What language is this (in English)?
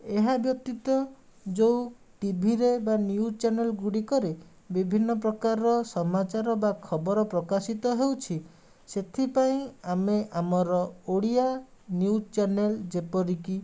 Odia